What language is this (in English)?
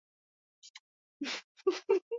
Swahili